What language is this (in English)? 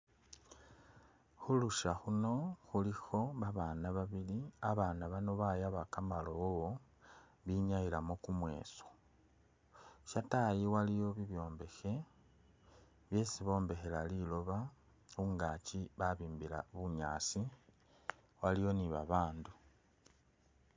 Masaaba